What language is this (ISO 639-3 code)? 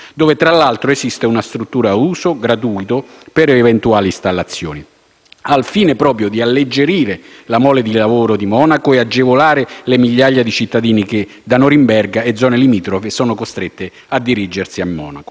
ita